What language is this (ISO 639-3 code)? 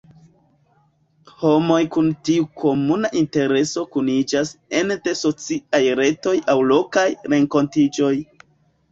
epo